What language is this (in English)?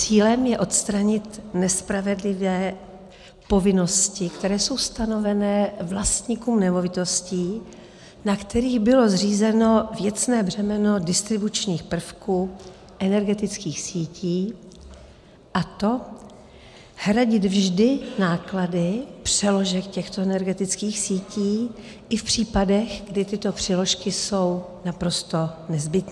Czech